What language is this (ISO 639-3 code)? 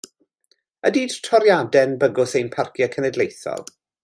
cym